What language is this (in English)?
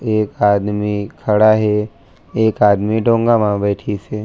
Chhattisgarhi